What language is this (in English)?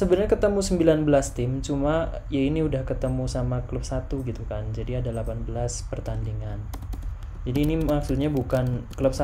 Indonesian